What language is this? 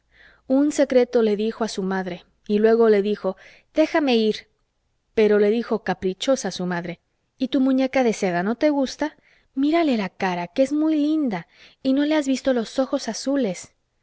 Spanish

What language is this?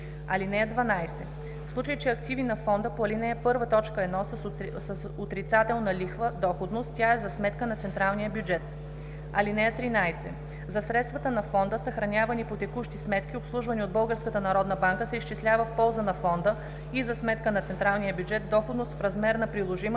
Bulgarian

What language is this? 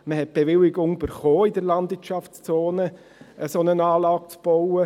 Swiss German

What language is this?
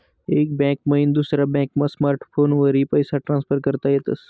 Marathi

